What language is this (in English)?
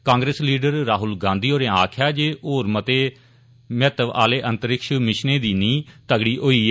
Dogri